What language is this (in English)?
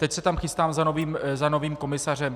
Czech